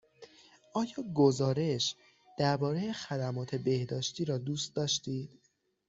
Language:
Persian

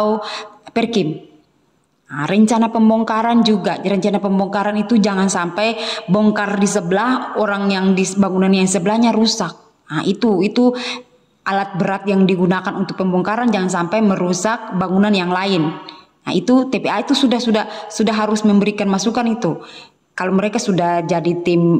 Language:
Indonesian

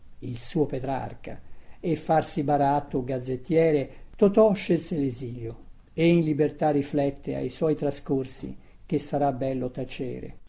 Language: Italian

